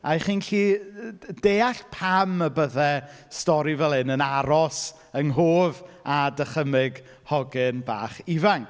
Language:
Welsh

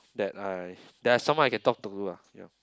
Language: English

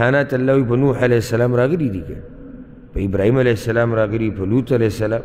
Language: Arabic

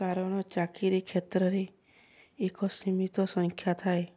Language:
Odia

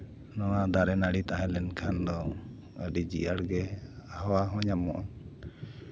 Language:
Santali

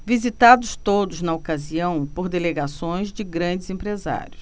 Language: Portuguese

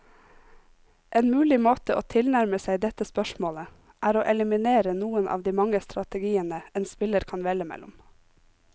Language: Norwegian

